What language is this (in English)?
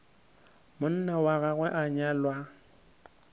Northern Sotho